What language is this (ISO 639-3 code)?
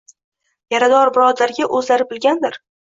uzb